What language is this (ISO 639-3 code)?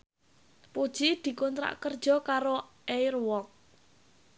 jav